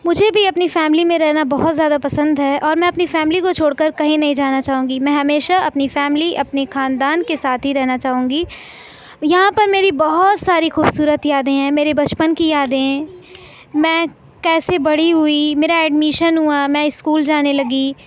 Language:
Urdu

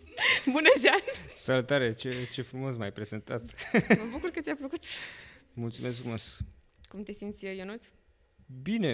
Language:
Romanian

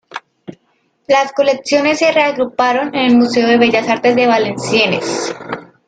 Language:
Spanish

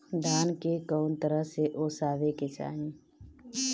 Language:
Bhojpuri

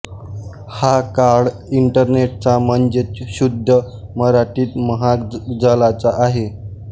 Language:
Marathi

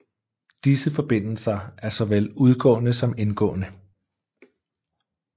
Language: Danish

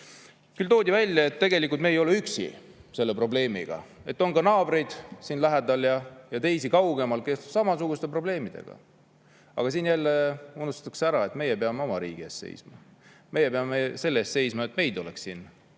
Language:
Estonian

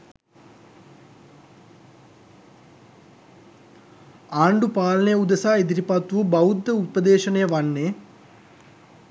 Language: Sinhala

